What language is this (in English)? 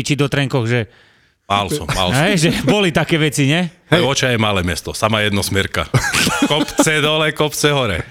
Slovak